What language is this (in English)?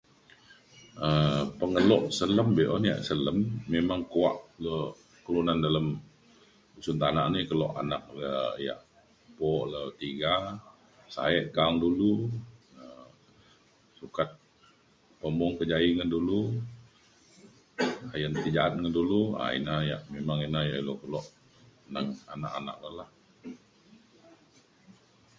Mainstream Kenyah